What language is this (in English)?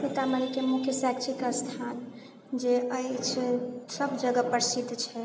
Maithili